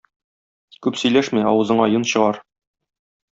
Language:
Tatar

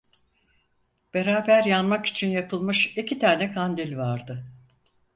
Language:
Turkish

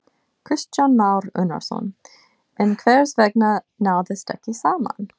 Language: Icelandic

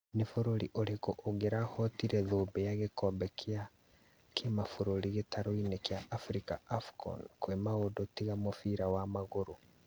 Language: Kikuyu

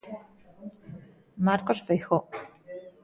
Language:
Galician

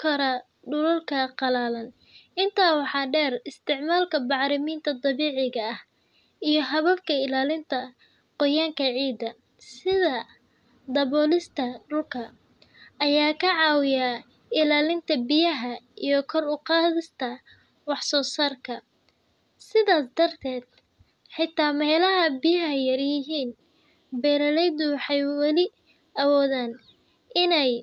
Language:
Somali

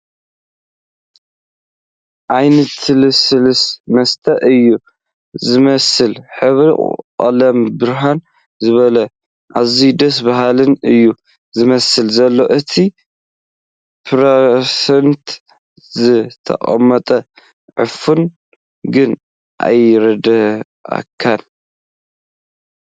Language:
Tigrinya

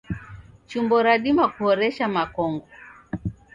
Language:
Taita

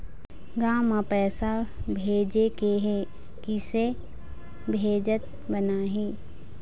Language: Chhattisgarhi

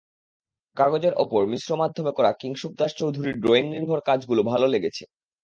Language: Bangla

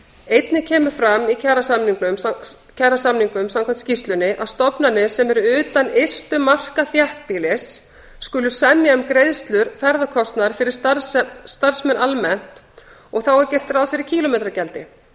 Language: Icelandic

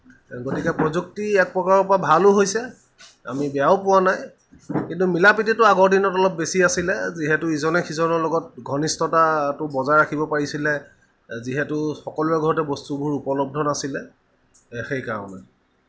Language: Assamese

